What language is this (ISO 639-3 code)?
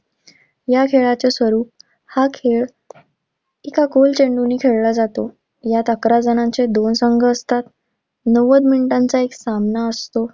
mar